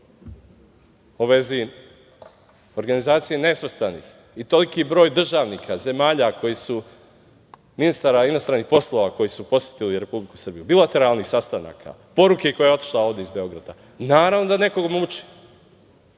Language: Serbian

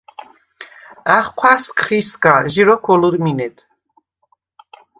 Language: Svan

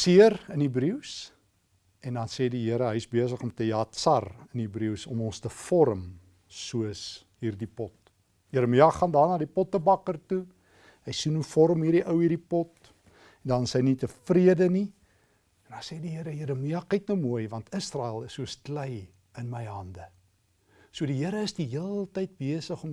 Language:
Dutch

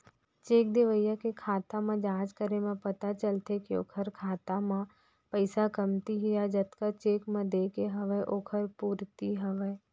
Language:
Chhattisgarhi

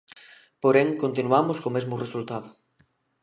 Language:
Galician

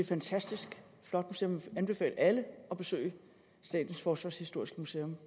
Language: Danish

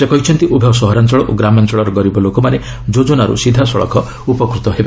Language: Odia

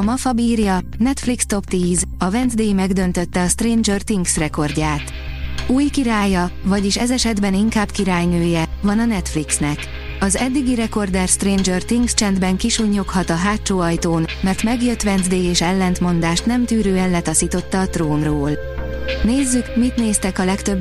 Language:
Hungarian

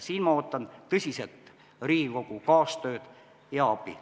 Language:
Estonian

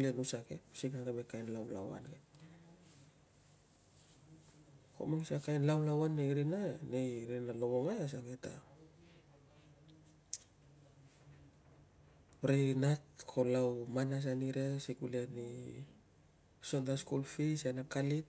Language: Tungag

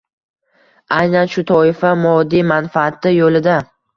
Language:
Uzbek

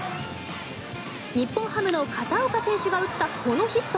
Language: Japanese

